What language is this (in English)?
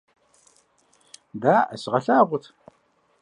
Kabardian